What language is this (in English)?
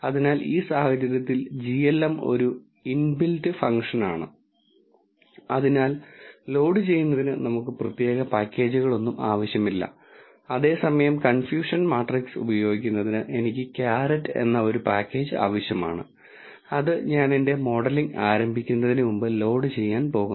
Malayalam